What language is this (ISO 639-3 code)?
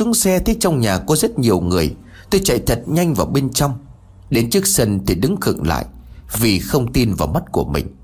vie